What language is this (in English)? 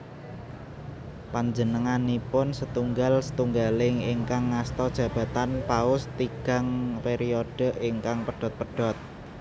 Javanese